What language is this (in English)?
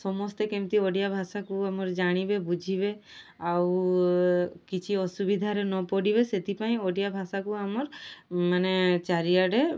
Odia